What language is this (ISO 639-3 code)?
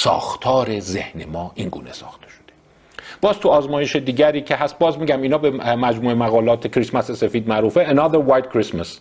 fas